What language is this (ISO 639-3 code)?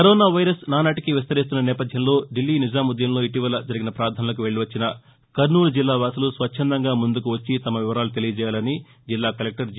tel